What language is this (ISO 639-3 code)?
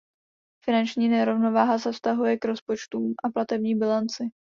ces